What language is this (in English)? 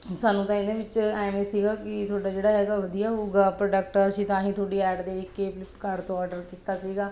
Punjabi